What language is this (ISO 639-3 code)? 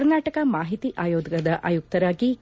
kan